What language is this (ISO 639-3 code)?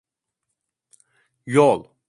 tur